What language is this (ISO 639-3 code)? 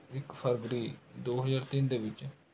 pan